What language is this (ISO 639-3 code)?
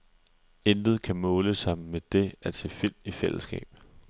dan